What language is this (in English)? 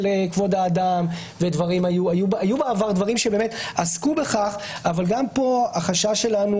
Hebrew